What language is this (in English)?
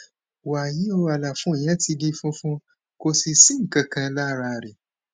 Yoruba